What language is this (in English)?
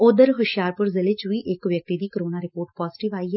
Punjabi